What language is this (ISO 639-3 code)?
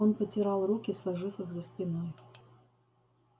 rus